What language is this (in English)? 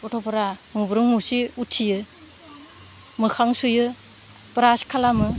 Bodo